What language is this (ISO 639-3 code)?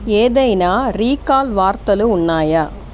tel